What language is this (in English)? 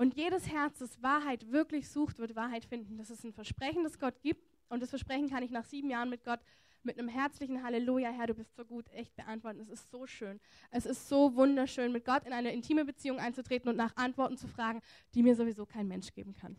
German